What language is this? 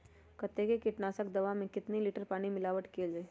Magahi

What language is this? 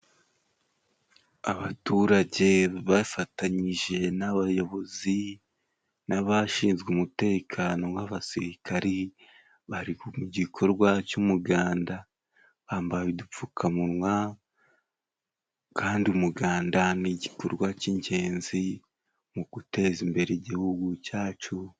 Kinyarwanda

